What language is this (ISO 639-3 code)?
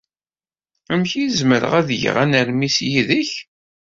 kab